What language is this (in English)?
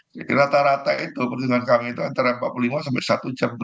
Indonesian